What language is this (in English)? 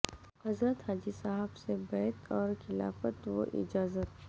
Urdu